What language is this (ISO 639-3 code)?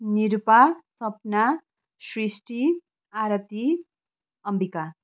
nep